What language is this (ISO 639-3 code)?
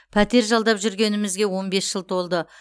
kaz